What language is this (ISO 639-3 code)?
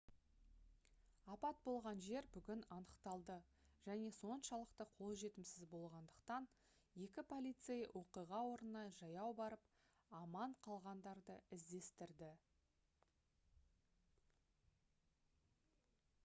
kaz